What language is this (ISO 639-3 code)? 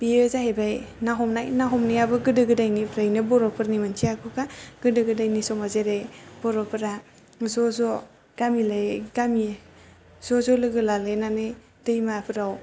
brx